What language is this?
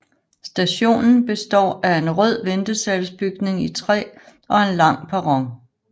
Danish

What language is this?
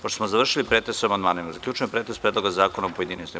Serbian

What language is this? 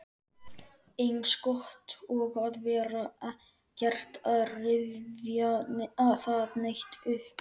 Icelandic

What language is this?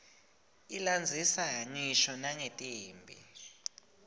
Swati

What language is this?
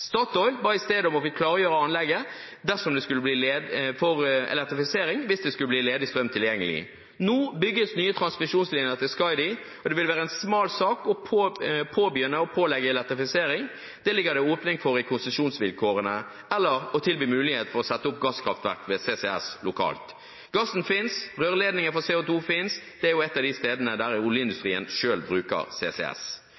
Norwegian Bokmål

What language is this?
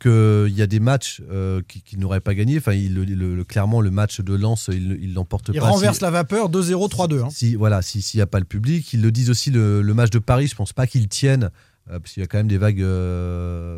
French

